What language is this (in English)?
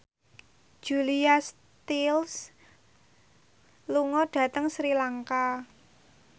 Javanese